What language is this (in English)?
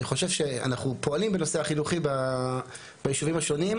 Hebrew